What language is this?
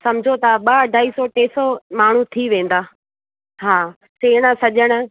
Sindhi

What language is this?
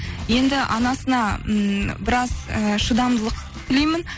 Kazakh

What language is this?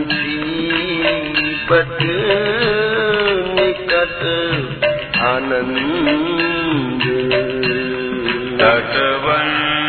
Hindi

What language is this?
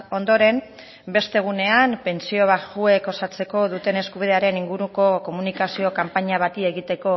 Basque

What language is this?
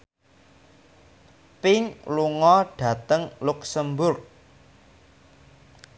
Javanese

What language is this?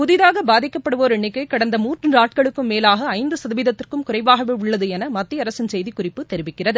Tamil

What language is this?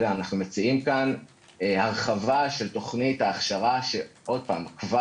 Hebrew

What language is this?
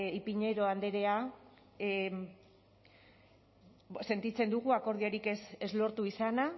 Basque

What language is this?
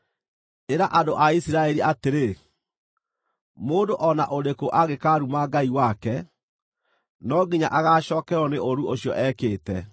Kikuyu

